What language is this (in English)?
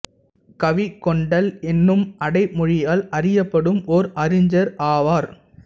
Tamil